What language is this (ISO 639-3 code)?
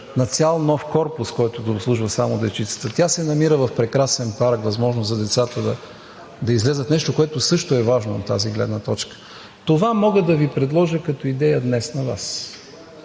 bul